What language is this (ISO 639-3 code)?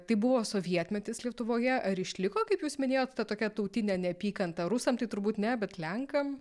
lit